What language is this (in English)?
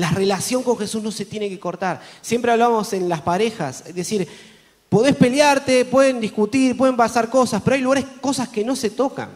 Spanish